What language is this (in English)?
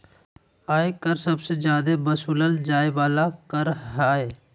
Magahi